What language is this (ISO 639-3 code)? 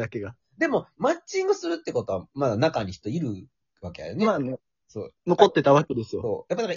jpn